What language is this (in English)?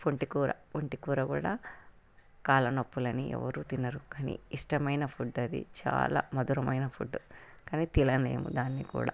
Telugu